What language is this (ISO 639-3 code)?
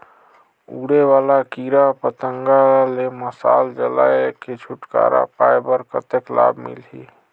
hne